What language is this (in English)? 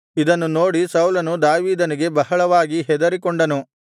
Kannada